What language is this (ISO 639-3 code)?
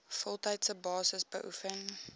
afr